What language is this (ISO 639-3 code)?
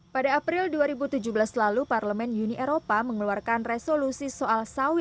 ind